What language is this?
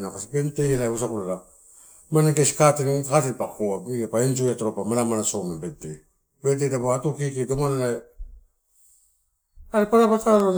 Torau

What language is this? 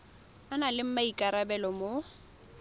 Tswana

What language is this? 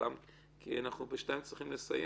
Hebrew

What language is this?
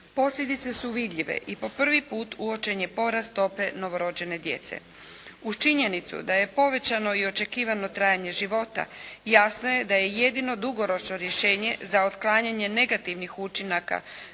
Croatian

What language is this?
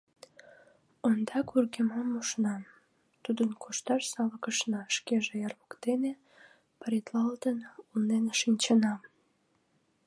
Mari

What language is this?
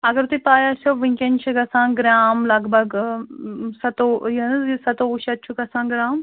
Kashmiri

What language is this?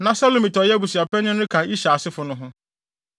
Akan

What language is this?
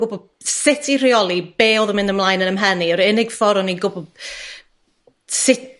Welsh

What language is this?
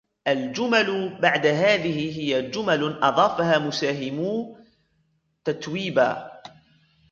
Arabic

